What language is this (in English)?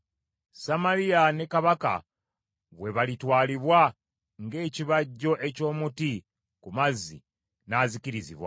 Ganda